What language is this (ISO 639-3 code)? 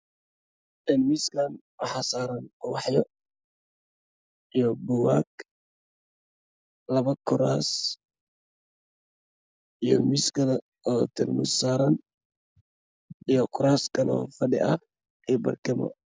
som